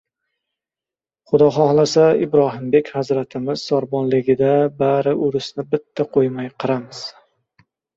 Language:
Uzbek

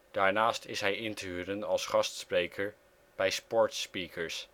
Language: Dutch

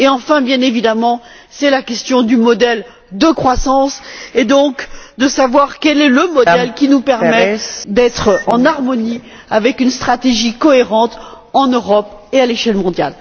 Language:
French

